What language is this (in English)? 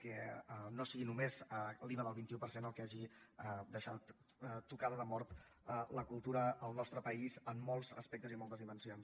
Catalan